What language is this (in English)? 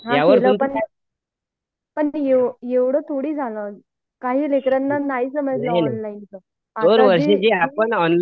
Marathi